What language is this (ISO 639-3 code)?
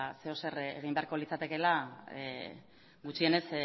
eus